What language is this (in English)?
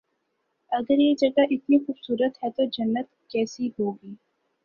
Urdu